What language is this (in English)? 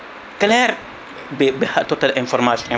Fula